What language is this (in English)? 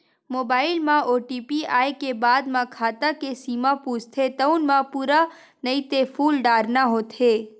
Chhattisgarhi